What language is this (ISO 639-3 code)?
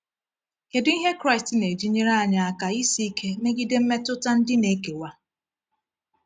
ibo